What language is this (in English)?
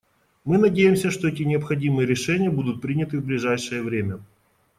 Russian